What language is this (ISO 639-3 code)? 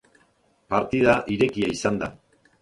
eus